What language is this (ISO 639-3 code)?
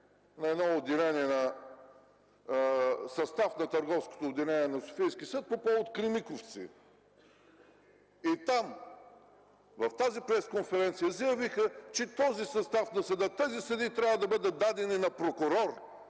bul